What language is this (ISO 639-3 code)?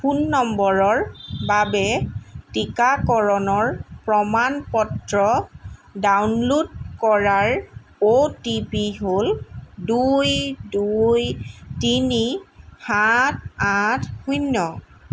asm